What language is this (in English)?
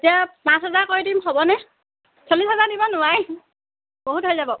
Assamese